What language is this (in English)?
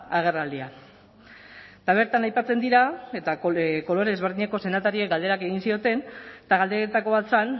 Basque